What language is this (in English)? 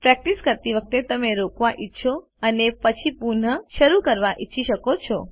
Gujarati